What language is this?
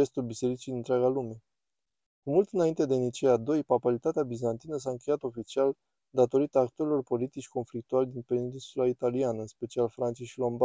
Romanian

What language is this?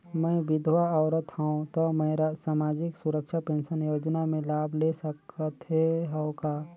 Chhattisgarhi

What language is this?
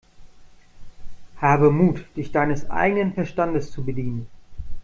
German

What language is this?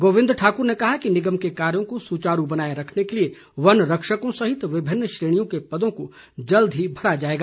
Hindi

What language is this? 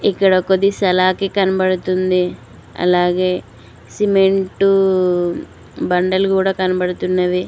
Telugu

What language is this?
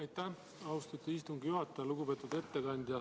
Estonian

